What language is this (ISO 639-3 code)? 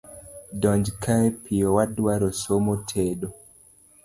luo